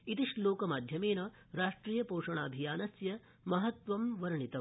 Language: Sanskrit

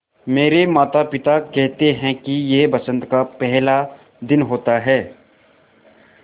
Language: Hindi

